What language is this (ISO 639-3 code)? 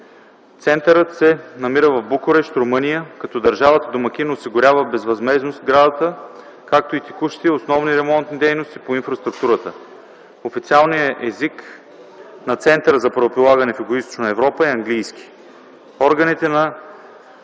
bul